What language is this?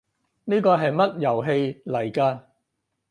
Cantonese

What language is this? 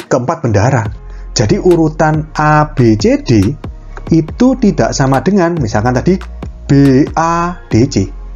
Indonesian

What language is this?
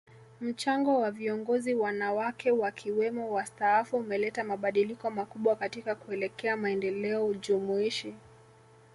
Swahili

